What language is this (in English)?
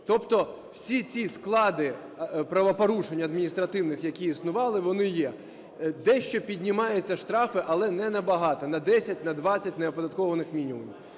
Ukrainian